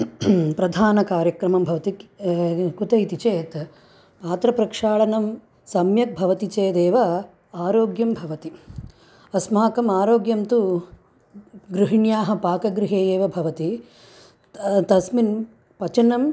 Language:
Sanskrit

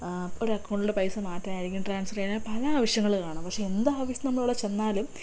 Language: Malayalam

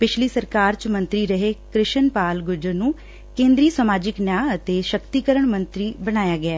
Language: Punjabi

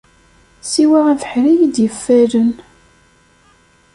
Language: Kabyle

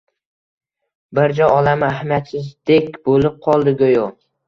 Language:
Uzbek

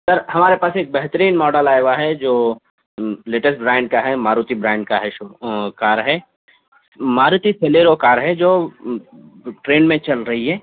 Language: Urdu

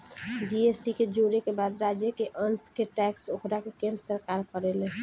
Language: Bhojpuri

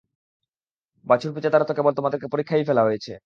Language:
Bangla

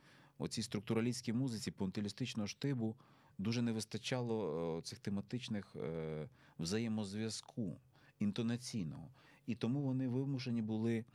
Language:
Ukrainian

